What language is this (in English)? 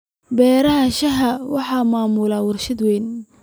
Somali